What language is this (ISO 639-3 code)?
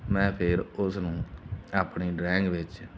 pan